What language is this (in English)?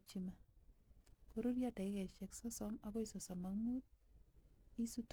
Kalenjin